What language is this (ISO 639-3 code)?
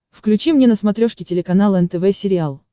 rus